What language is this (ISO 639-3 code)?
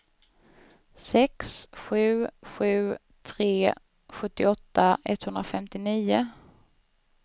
swe